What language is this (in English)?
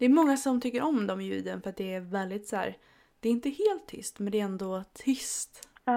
Swedish